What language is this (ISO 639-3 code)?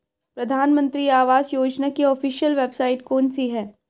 hin